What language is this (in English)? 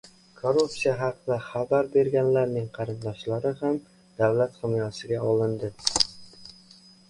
Uzbek